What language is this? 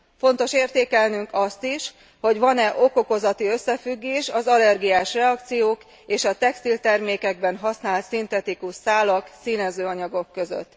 Hungarian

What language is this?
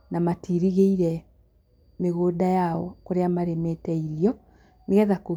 Kikuyu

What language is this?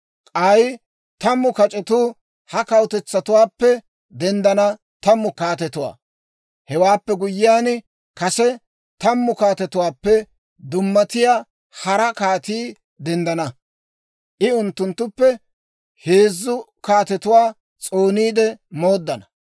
Dawro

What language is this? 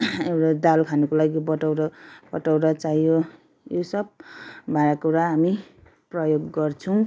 Nepali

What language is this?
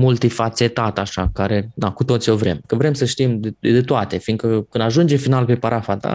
Romanian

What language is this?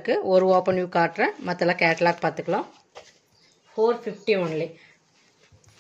Romanian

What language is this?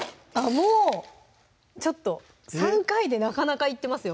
Japanese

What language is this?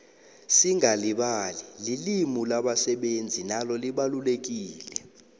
South Ndebele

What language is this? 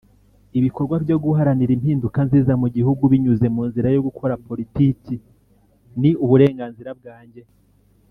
Kinyarwanda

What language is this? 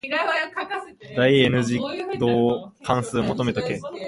Japanese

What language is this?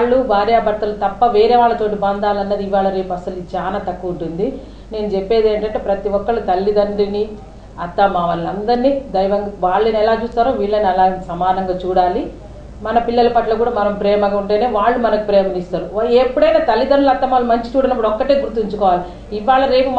Hindi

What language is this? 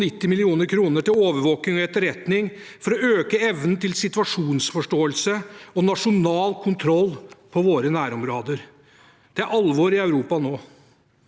Norwegian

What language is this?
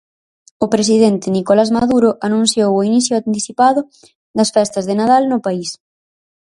Galician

